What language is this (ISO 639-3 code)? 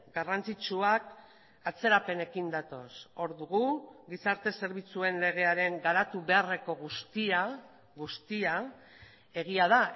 eus